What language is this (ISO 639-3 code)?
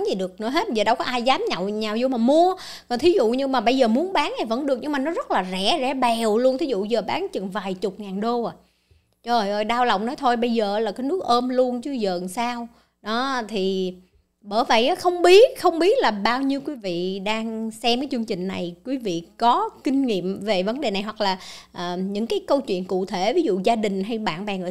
vie